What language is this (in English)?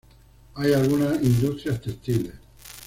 Spanish